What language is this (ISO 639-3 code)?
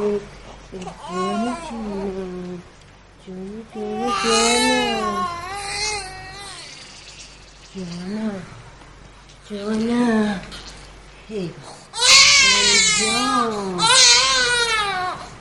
fas